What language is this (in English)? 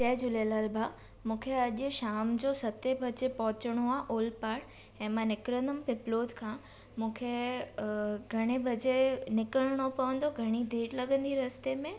Sindhi